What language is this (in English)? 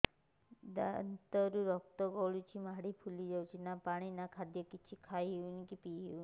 Odia